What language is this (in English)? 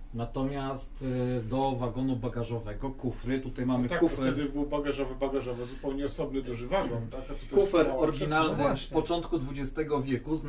Polish